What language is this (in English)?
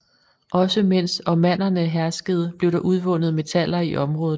Danish